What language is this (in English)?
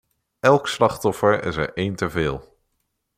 Dutch